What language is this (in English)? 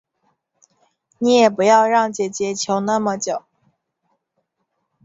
Chinese